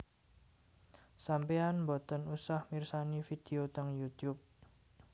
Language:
Javanese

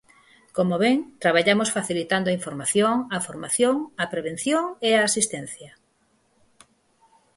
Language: Galician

